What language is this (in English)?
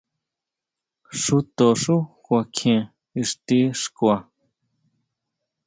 Huautla Mazatec